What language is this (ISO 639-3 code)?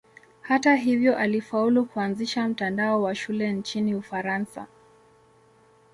swa